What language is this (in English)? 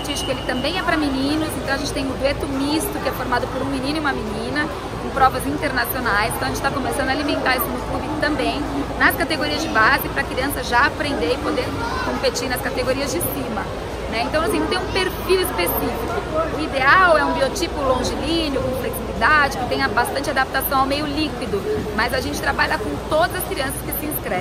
Portuguese